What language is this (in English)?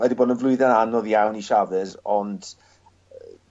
Welsh